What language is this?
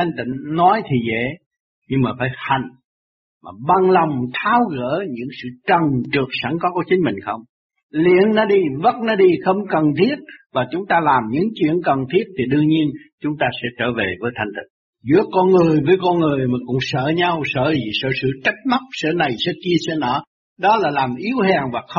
Vietnamese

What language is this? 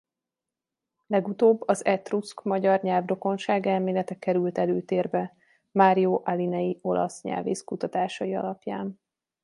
Hungarian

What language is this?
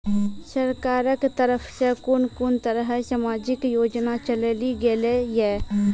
Maithili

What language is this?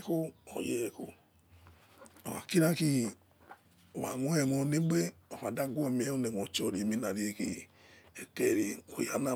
Yekhee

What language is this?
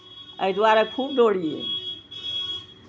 Maithili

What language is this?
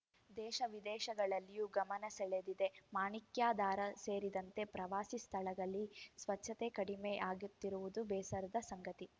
Kannada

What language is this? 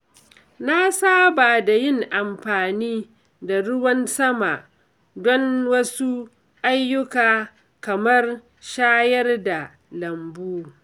Hausa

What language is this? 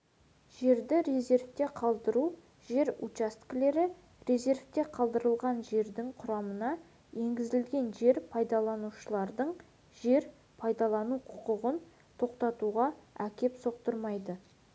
Kazakh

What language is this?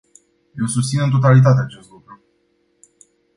Romanian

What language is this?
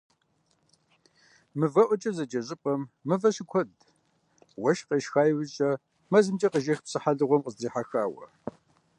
Kabardian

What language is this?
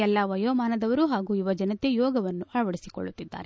Kannada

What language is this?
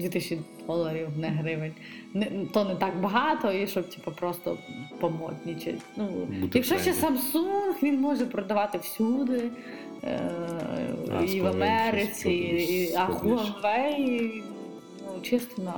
Ukrainian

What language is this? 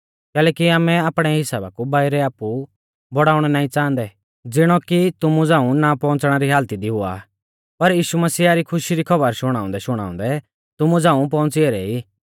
Mahasu Pahari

